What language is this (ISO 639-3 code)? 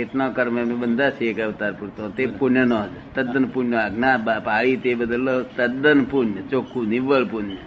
guj